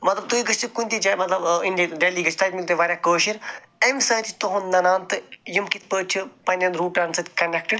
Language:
Kashmiri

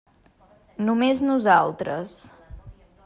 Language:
Catalan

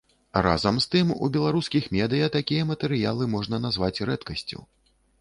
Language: Belarusian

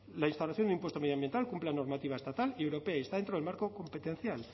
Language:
Spanish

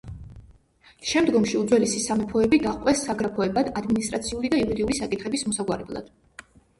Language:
Georgian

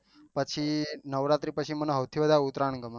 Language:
Gujarati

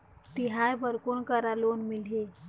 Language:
Chhattisgarhi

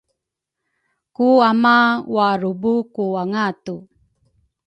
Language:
Rukai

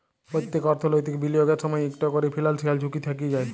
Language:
Bangla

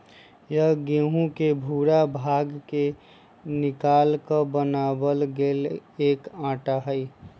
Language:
Magahi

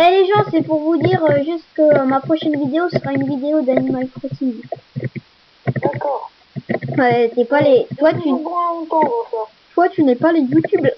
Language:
French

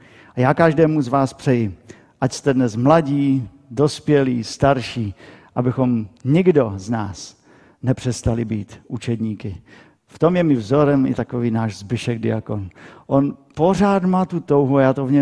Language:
Czech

